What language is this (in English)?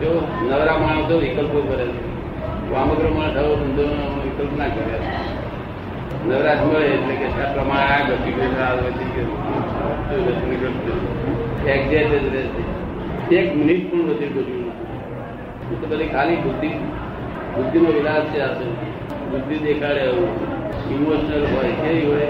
Gujarati